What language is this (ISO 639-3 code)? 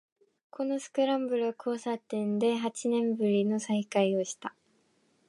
jpn